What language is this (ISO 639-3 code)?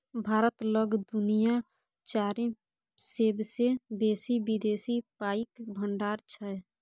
mai